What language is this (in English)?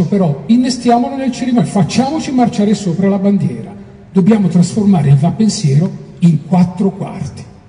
Italian